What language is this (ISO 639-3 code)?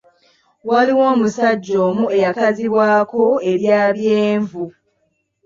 lug